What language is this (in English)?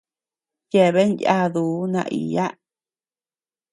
Tepeuxila Cuicatec